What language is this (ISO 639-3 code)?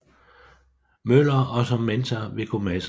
dan